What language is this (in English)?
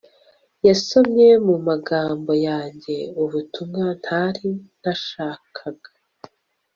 Kinyarwanda